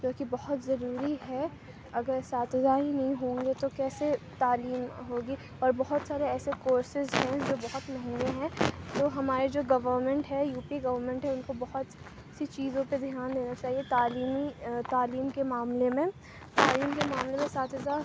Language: Urdu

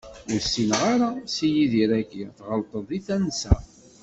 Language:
Kabyle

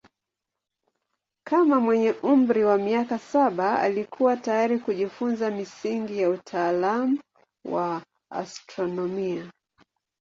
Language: Swahili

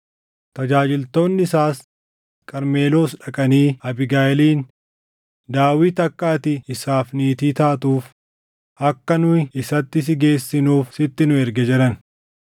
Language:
Oromo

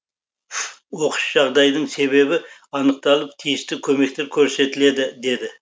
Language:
Kazakh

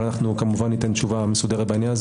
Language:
Hebrew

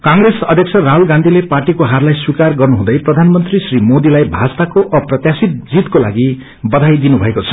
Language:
Nepali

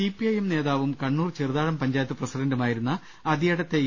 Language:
Malayalam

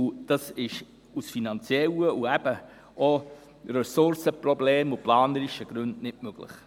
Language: Swiss German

